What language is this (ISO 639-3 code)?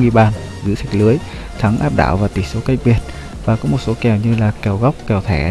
vie